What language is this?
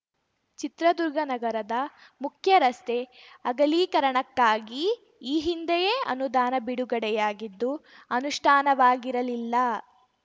Kannada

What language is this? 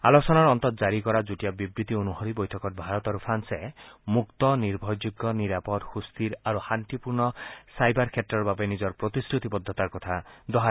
Assamese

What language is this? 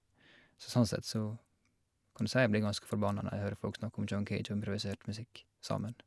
Norwegian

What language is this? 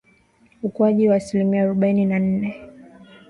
Swahili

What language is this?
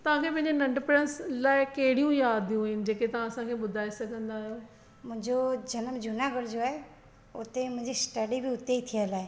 Sindhi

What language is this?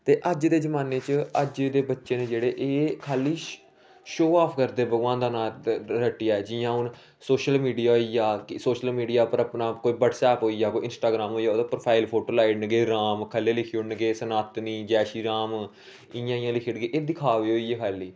Dogri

